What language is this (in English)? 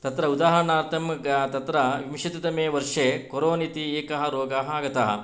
Sanskrit